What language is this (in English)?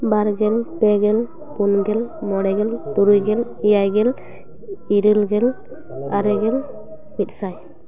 Santali